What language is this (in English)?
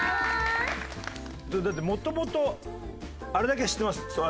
Japanese